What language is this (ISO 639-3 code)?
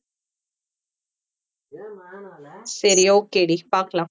tam